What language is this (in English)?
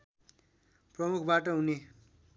Nepali